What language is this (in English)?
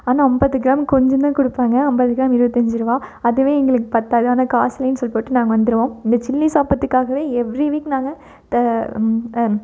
Tamil